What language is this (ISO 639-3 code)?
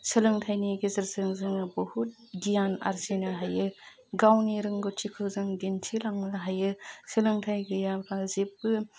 brx